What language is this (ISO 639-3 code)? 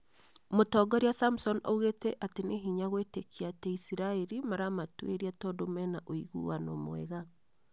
kik